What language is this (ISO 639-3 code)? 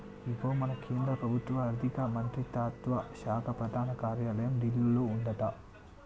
tel